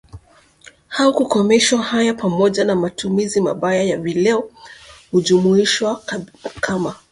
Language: Swahili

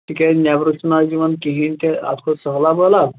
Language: Kashmiri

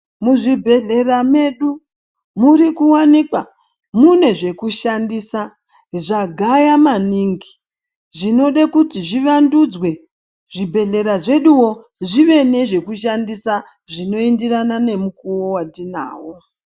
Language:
Ndau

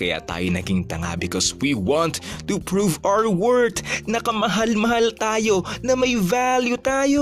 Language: Filipino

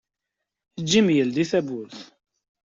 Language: Kabyle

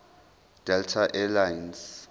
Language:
Zulu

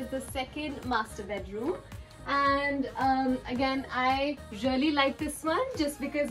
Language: English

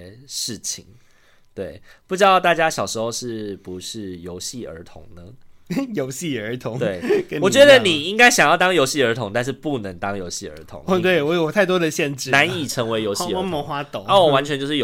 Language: Chinese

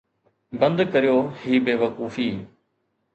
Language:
Sindhi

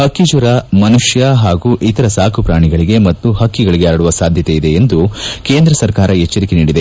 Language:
Kannada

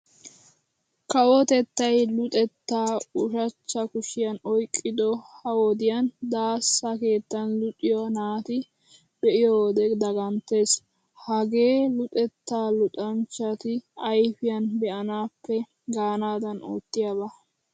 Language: Wolaytta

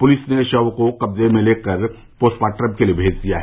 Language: Hindi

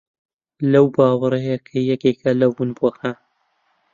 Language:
Central Kurdish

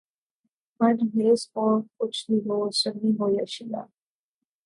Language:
Urdu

